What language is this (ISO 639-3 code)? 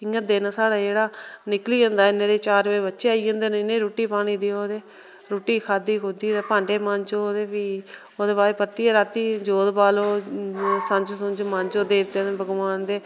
doi